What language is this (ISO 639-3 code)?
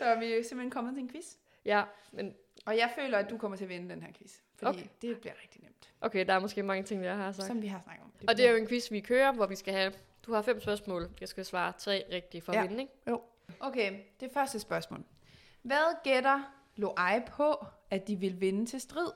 dan